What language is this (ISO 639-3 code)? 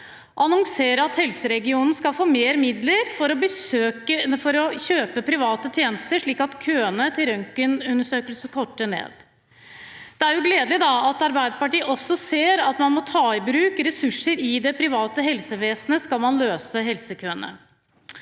nor